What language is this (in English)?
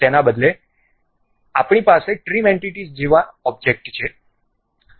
Gujarati